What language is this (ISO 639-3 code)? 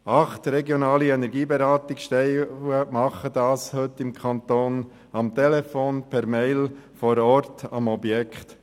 gsw